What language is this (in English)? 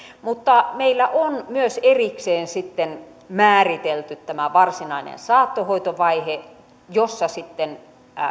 Finnish